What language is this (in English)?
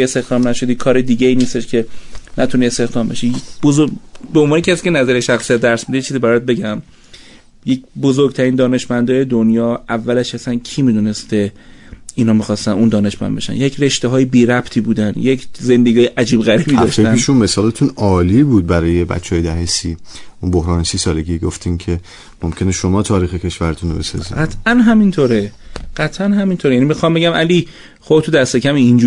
Persian